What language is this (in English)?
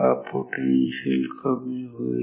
Marathi